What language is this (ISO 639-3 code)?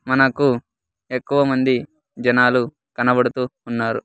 tel